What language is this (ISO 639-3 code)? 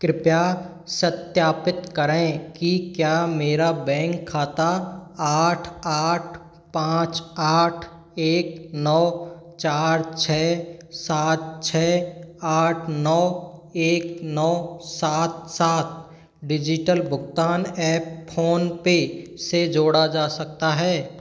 hin